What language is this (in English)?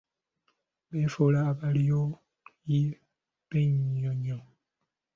Ganda